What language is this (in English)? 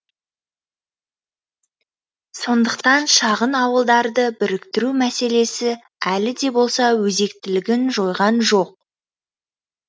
Kazakh